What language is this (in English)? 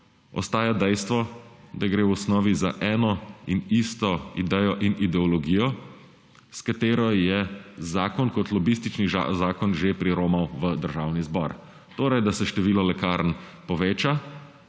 Slovenian